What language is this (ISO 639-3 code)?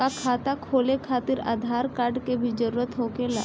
bho